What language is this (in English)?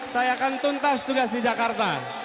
Indonesian